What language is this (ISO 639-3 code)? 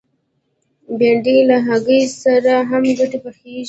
pus